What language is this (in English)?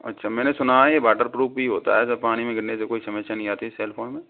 Hindi